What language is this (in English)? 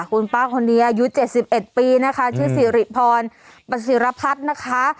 Thai